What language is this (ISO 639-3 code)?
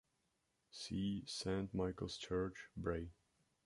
eng